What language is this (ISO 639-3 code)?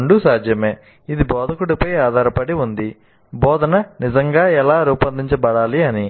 tel